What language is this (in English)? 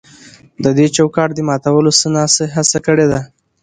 Pashto